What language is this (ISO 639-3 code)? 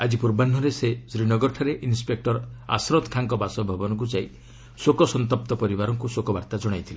ori